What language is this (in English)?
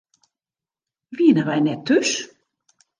Western Frisian